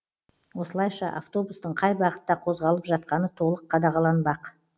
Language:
Kazakh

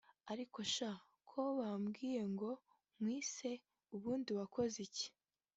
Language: Kinyarwanda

